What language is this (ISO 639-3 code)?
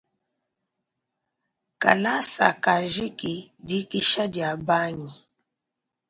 lua